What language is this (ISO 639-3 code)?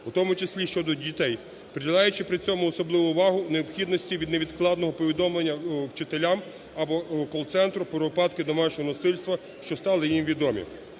ukr